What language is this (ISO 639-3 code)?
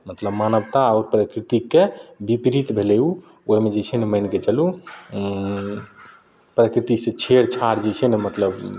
mai